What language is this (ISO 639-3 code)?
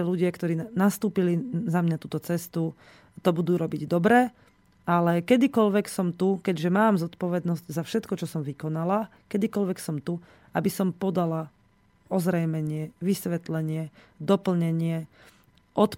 slk